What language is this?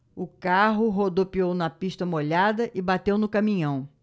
Portuguese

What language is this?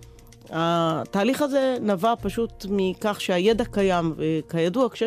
Hebrew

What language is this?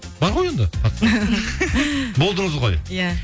Kazakh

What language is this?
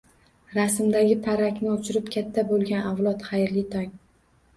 Uzbek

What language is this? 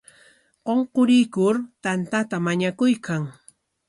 Corongo Ancash Quechua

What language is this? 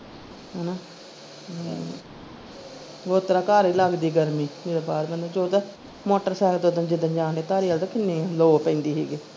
Punjabi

